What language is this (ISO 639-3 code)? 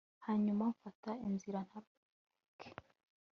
kin